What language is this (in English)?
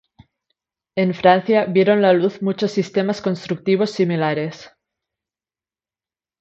Spanish